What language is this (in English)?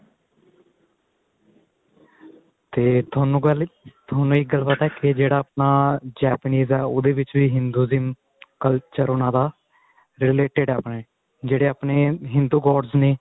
Punjabi